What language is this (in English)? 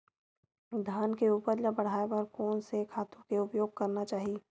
Chhattisgarhi